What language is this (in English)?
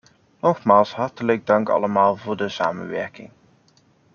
Dutch